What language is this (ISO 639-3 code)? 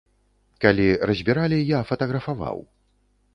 bel